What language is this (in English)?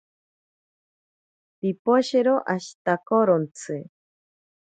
Ashéninka Perené